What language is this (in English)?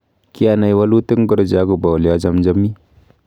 Kalenjin